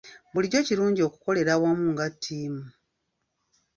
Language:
Ganda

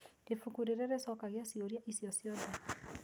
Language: Kikuyu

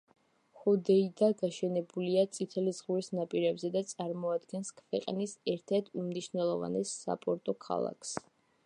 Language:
Georgian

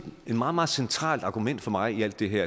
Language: Danish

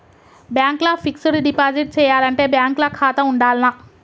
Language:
Telugu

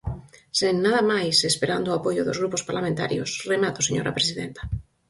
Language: Galician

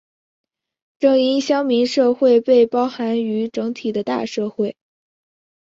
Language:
Chinese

